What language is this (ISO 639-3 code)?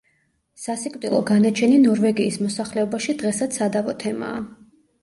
kat